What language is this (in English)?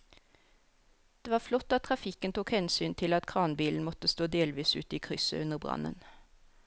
Norwegian